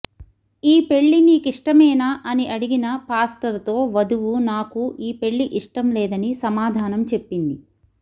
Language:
Telugu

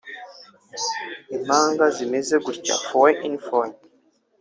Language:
Kinyarwanda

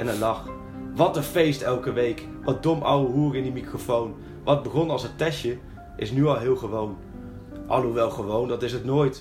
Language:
Dutch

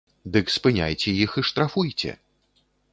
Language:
Belarusian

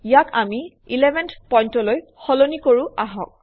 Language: Assamese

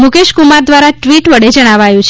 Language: Gujarati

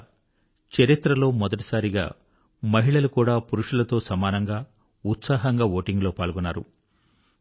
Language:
Telugu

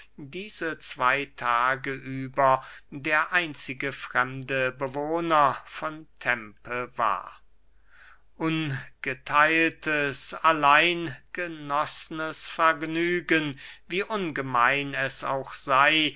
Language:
German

